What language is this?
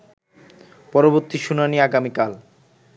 Bangla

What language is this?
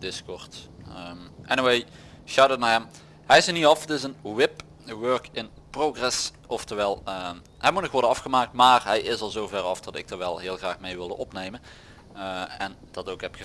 Dutch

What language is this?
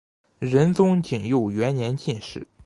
Chinese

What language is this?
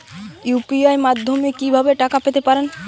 Bangla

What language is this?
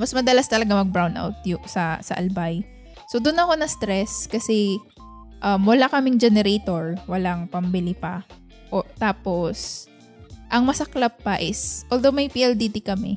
Filipino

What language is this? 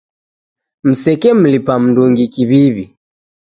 Taita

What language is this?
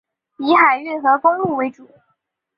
Chinese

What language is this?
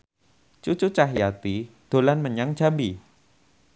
Javanese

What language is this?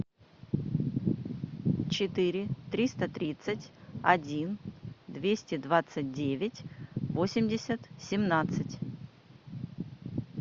Russian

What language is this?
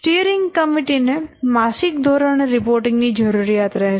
Gujarati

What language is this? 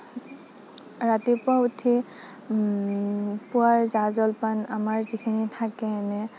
Assamese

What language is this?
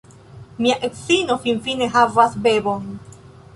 Esperanto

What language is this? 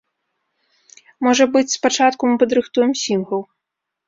Belarusian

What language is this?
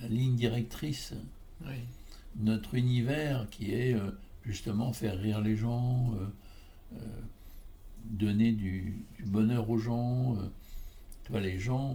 French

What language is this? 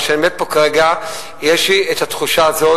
Hebrew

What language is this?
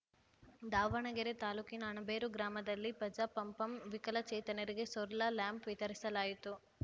Kannada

